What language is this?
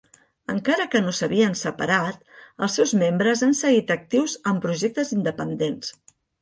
Catalan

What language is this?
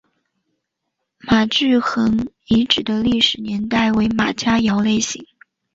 Chinese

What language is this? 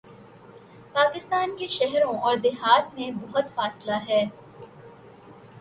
Urdu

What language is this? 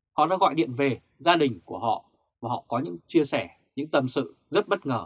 Vietnamese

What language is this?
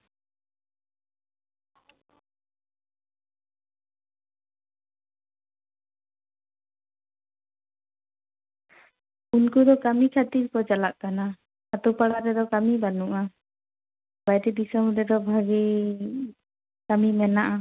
Santali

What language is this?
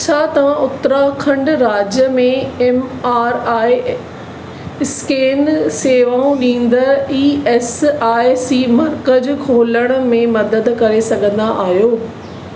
Sindhi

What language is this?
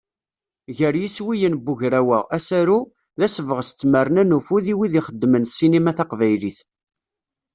Kabyle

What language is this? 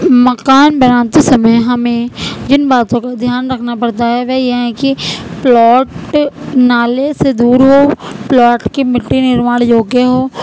Urdu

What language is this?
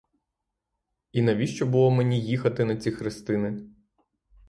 Ukrainian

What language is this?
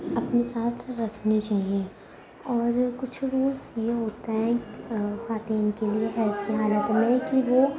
Urdu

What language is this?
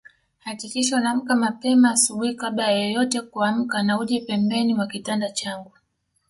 Swahili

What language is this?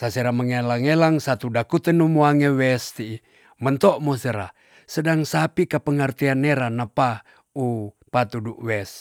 Tonsea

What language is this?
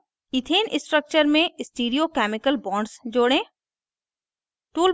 Hindi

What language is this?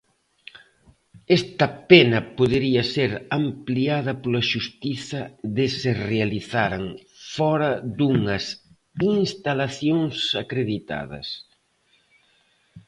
Galician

